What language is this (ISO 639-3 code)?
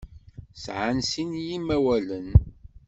kab